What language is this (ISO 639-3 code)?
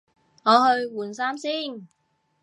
yue